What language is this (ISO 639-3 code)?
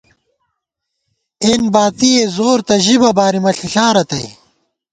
gwt